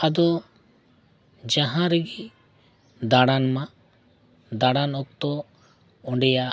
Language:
Santali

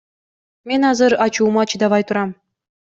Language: Kyrgyz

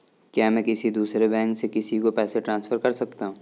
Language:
Hindi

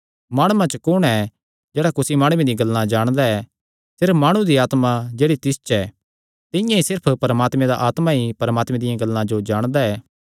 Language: Kangri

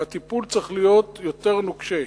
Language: Hebrew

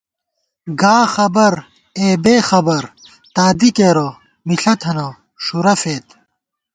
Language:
Gawar-Bati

